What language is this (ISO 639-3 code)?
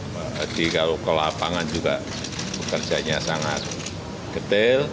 ind